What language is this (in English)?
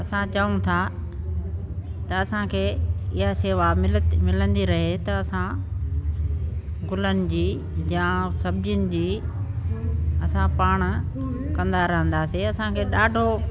Sindhi